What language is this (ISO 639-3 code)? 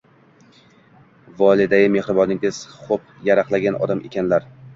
uzb